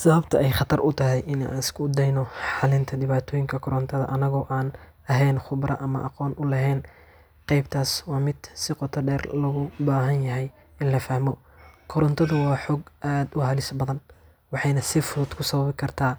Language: Somali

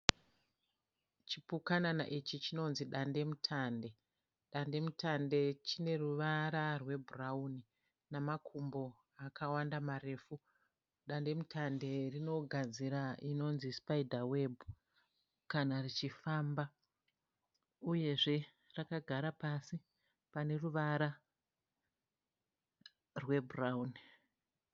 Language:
Shona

